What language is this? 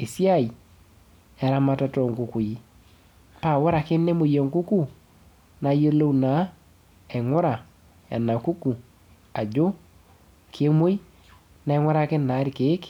Masai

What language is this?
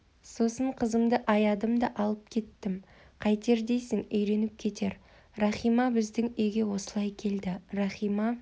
Kazakh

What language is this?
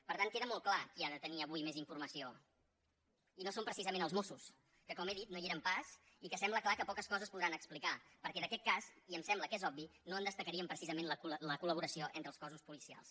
Catalan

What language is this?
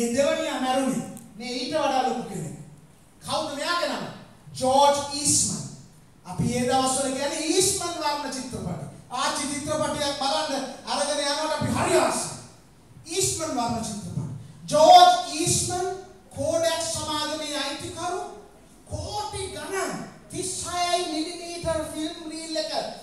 Indonesian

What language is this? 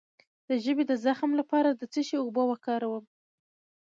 Pashto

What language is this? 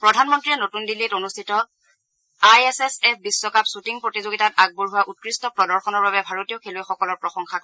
Assamese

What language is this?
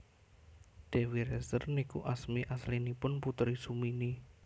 Javanese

